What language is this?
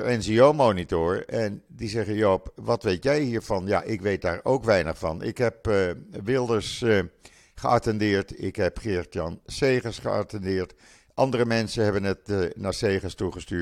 Dutch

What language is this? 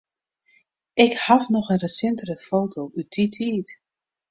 Western Frisian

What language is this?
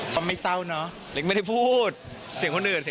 Thai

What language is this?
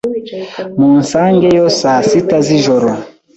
Kinyarwanda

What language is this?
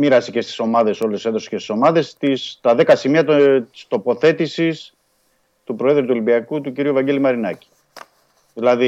Greek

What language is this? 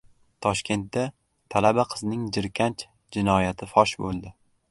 Uzbek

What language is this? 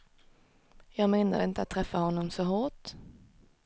Swedish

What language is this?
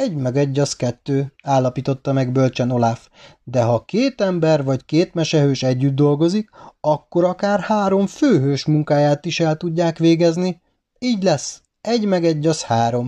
Hungarian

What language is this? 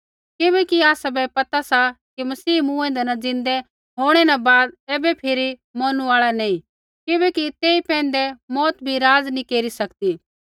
Kullu Pahari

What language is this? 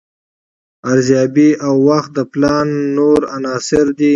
Pashto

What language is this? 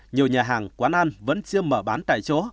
Vietnamese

